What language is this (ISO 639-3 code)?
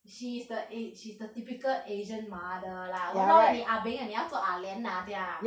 eng